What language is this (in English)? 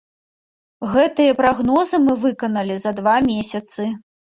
Belarusian